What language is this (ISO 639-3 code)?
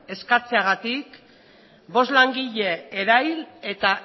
eus